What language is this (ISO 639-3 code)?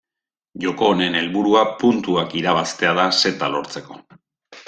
eus